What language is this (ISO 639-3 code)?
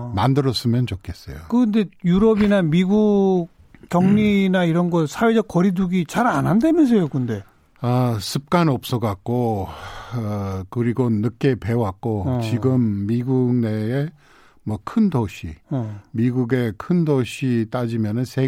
kor